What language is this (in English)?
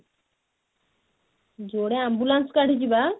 Odia